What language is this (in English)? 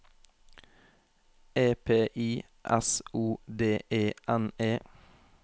Norwegian